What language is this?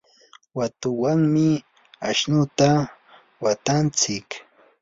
Yanahuanca Pasco Quechua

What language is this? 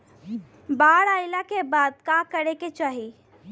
Bhojpuri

